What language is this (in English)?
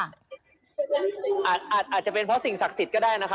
Thai